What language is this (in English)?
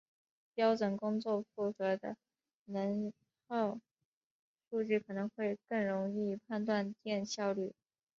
Chinese